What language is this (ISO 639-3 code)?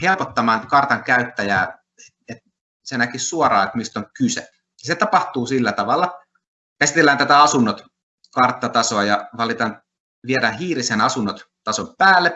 fin